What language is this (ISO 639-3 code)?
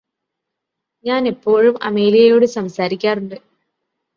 mal